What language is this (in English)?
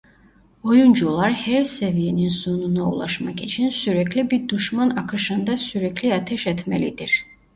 Turkish